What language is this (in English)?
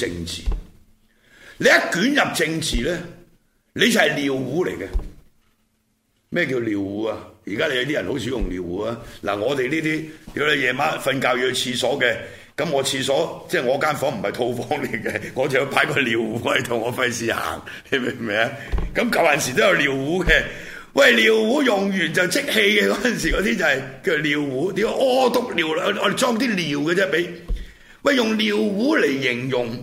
Chinese